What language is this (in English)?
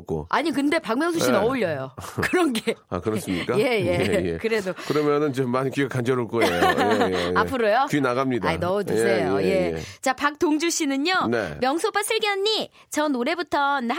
Korean